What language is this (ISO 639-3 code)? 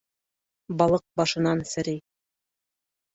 bak